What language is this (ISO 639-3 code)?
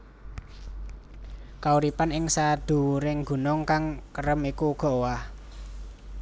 jav